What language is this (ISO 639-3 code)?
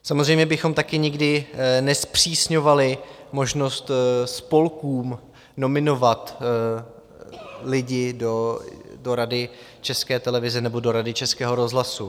ces